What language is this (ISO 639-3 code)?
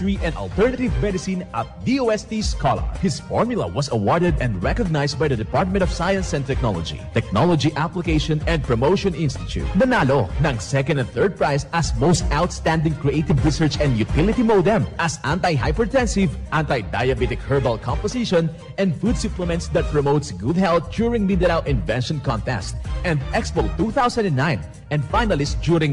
fil